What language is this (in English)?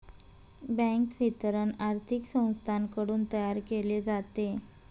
Marathi